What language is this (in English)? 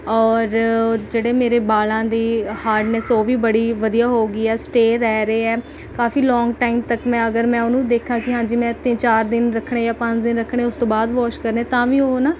Punjabi